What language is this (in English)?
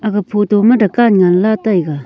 Wancho Naga